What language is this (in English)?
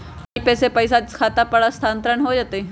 Magahi